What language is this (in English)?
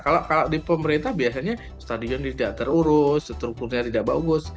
Indonesian